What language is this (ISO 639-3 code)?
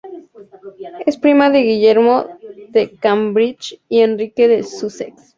spa